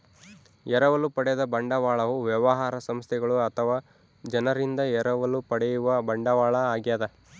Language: Kannada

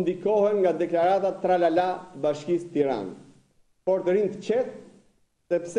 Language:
Romanian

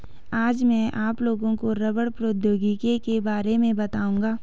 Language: Hindi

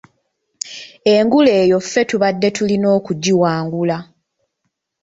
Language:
Ganda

